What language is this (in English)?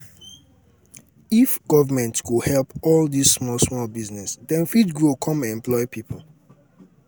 Nigerian Pidgin